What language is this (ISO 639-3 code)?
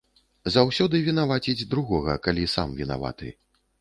bel